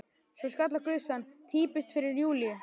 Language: Icelandic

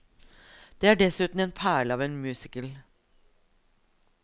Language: Norwegian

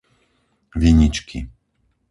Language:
Slovak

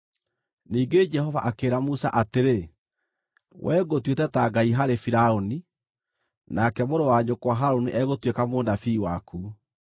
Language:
Kikuyu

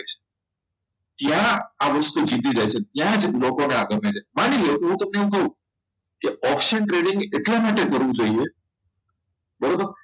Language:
Gujarati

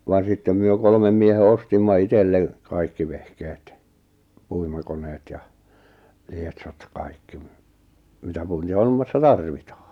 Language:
Finnish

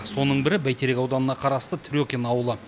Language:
Kazakh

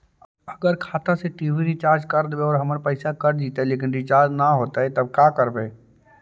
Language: Magahi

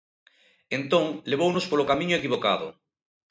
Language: Galician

